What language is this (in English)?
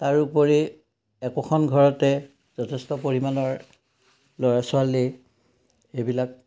Assamese